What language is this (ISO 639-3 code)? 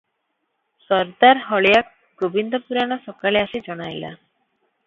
ori